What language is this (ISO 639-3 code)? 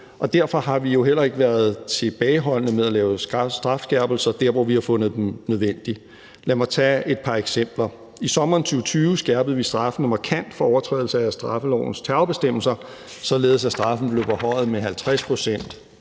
dan